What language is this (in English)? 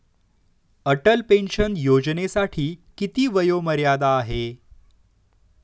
Marathi